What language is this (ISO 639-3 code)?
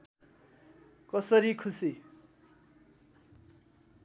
nep